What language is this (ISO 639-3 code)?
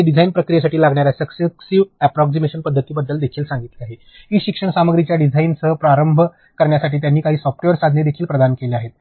mar